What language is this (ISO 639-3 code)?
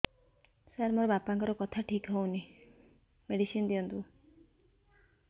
ori